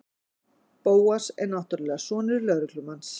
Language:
Icelandic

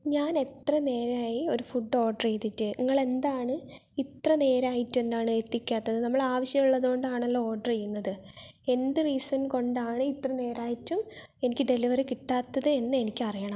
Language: Malayalam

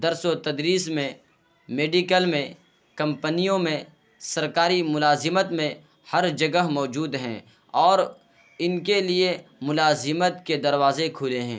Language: Urdu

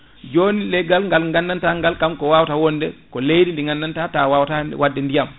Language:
Fula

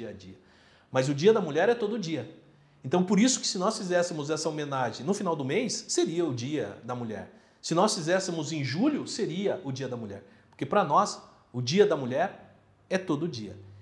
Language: Portuguese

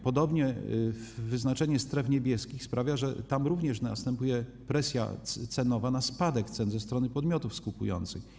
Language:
Polish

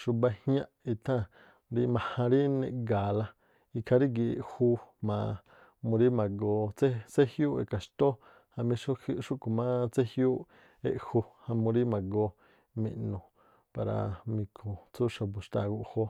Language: Tlacoapa Me'phaa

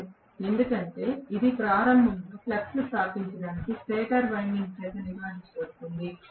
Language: Telugu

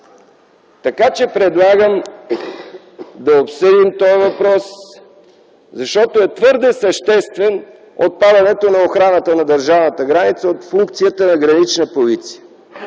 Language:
Bulgarian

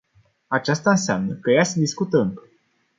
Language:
Romanian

